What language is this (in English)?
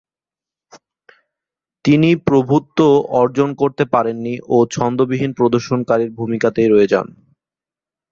Bangla